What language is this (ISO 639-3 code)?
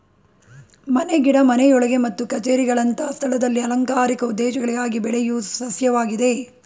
kan